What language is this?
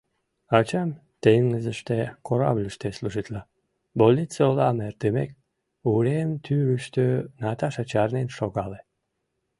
Mari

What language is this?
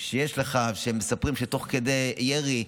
Hebrew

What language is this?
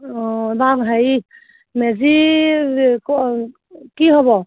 Assamese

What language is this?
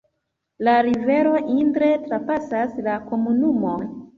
Esperanto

